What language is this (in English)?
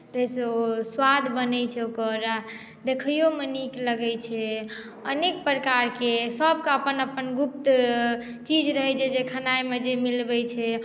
Maithili